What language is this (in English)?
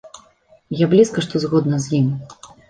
Belarusian